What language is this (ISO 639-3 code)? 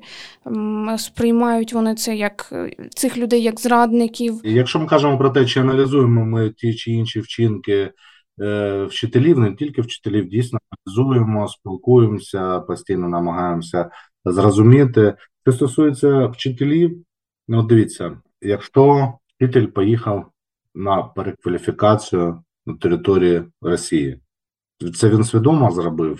ukr